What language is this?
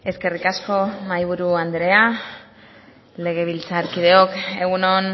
Basque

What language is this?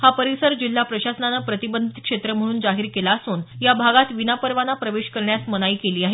Marathi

